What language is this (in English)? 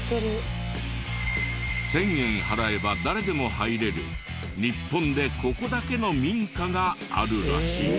Japanese